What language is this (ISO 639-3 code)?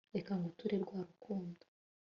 kin